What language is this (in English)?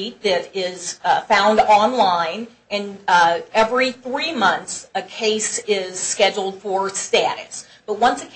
English